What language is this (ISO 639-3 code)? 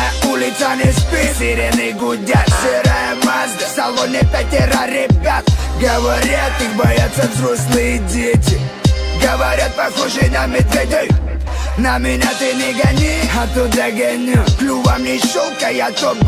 rus